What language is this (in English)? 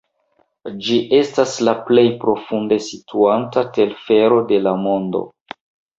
Esperanto